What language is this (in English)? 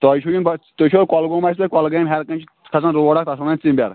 Kashmiri